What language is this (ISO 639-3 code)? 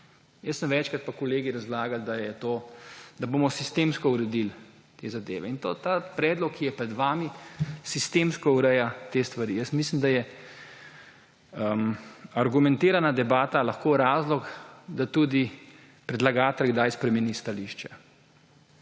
slv